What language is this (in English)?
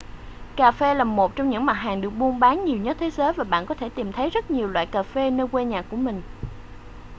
Vietnamese